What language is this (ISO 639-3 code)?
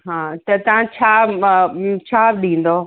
snd